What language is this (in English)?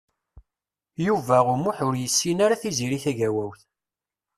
Kabyle